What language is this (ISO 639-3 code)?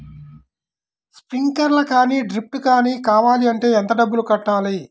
tel